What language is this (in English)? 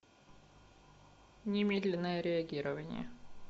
Russian